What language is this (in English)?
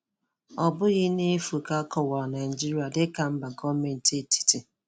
Igbo